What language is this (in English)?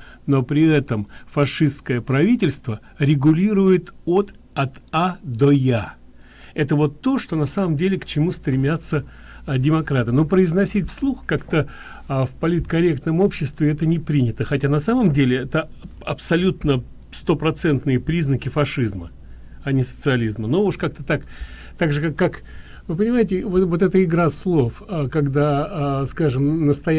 Russian